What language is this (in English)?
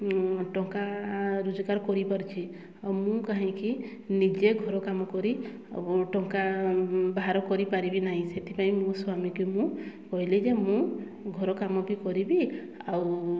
Odia